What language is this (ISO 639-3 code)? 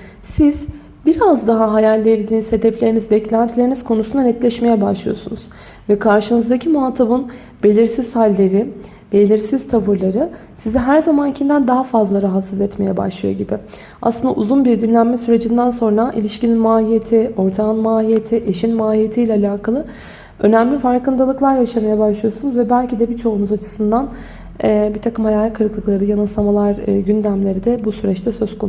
tur